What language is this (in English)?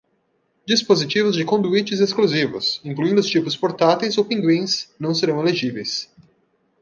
Portuguese